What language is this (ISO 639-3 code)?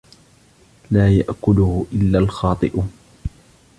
ara